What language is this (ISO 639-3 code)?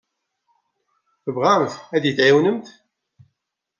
kab